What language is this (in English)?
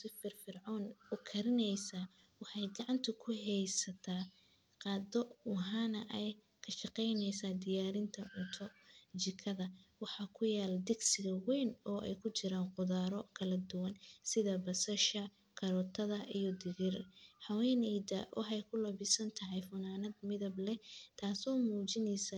Somali